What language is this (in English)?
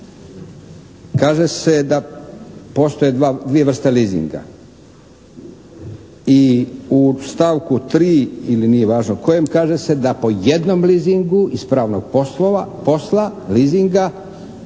Croatian